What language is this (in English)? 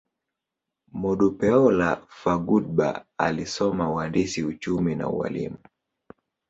Swahili